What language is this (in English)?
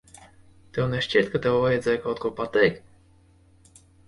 Latvian